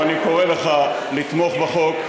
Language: Hebrew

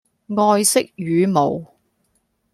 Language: Cantonese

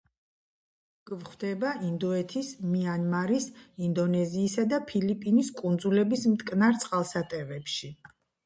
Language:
Georgian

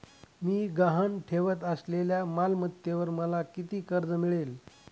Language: Marathi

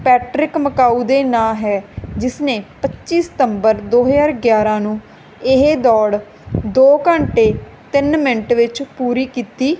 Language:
Punjabi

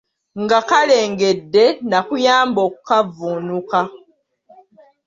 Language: Ganda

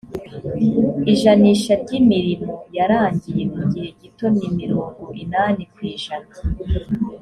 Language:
Kinyarwanda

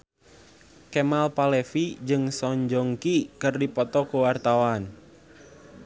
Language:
Sundanese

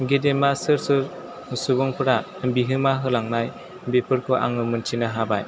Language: Bodo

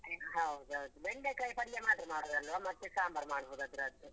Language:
Kannada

